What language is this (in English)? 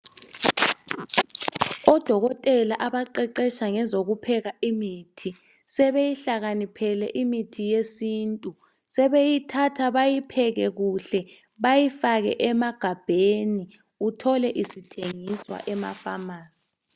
North Ndebele